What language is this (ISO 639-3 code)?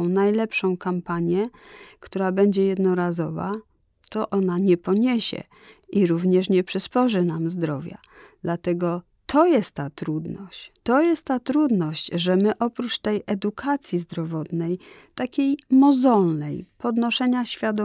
pol